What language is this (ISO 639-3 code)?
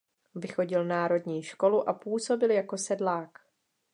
ces